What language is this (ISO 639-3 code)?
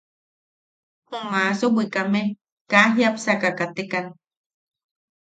yaq